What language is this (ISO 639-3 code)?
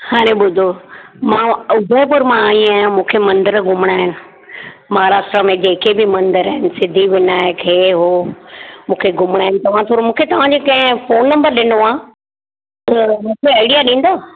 snd